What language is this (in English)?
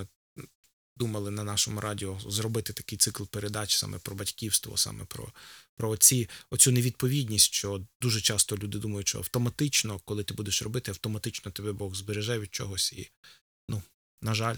Ukrainian